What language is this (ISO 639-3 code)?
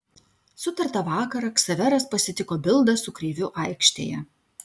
lit